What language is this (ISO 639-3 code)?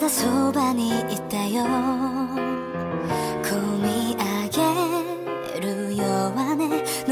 vie